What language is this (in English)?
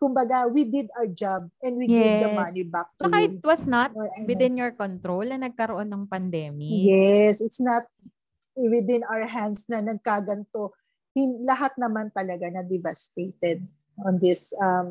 Filipino